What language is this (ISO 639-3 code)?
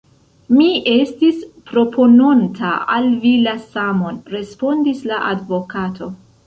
epo